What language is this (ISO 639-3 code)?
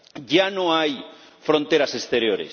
spa